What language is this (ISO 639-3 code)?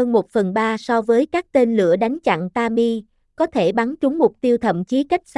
vie